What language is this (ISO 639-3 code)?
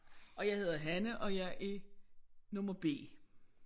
dan